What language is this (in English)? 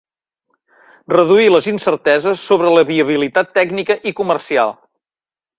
Catalan